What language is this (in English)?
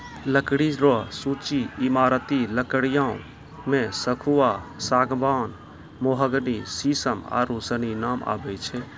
Maithili